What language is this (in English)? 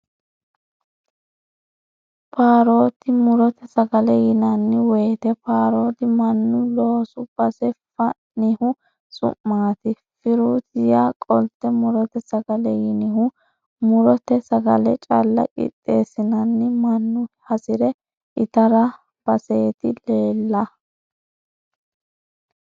Sidamo